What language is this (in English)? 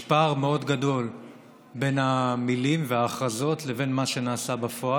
Hebrew